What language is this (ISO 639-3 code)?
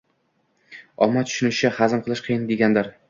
uzb